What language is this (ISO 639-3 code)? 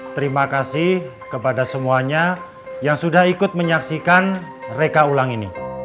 ind